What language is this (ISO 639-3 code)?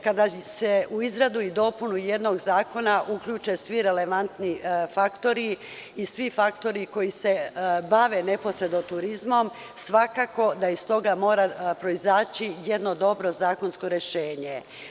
srp